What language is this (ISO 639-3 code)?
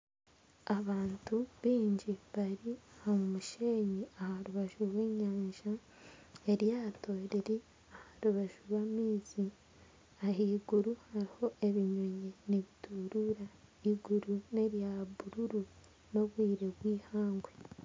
nyn